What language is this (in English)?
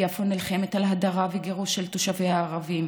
Hebrew